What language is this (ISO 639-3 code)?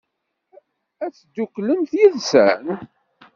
kab